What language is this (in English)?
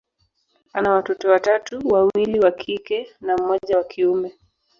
Swahili